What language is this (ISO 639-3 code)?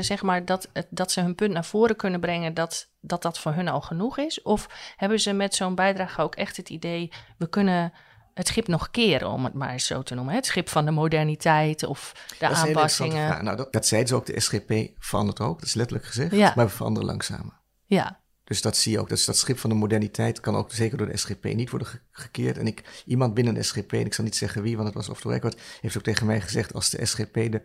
nld